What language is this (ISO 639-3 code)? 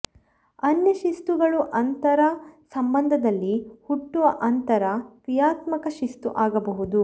kan